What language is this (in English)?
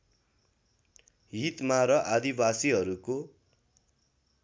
Nepali